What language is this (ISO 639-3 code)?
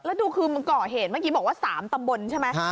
tha